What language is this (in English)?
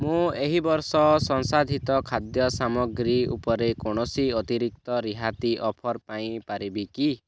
Odia